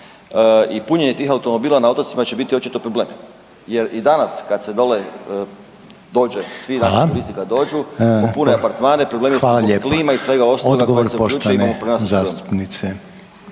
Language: Croatian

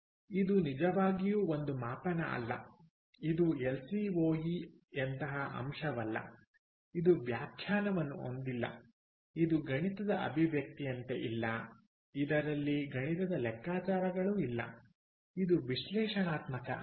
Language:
Kannada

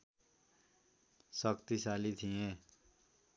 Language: Nepali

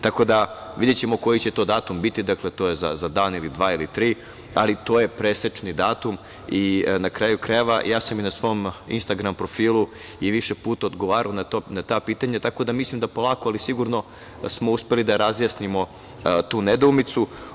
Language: Serbian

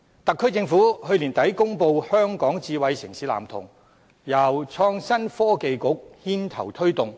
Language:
Cantonese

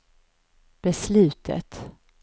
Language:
Swedish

